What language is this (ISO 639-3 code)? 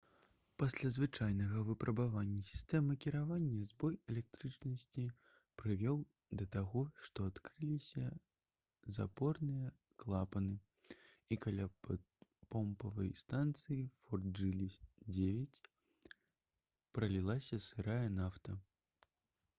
bel